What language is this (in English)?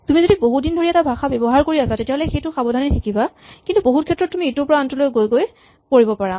Assamese